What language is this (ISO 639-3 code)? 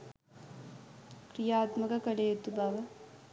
sin